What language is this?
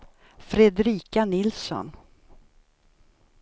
Swedish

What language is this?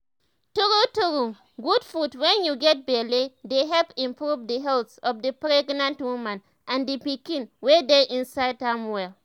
Nigerian Pidgin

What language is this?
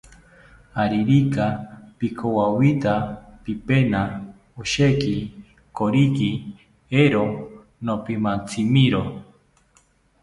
South Ucayali Ashéninka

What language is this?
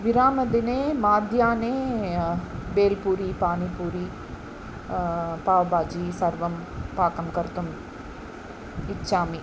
Sanskrit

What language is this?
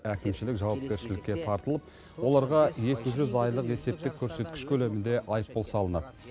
Kazakh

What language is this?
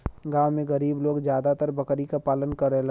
Bhojpuri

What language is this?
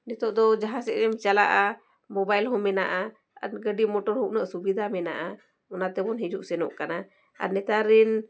Santali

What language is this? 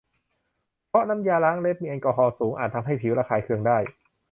Thai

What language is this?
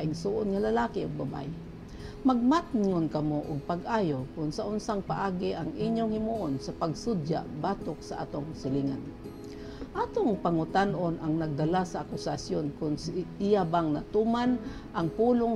Filipino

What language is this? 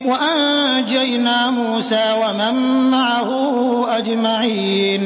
Arabic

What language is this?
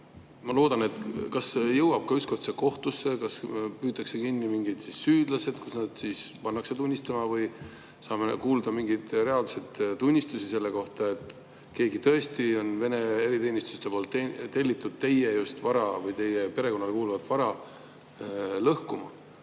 Estonian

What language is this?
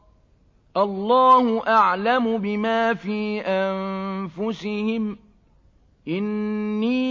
Arabic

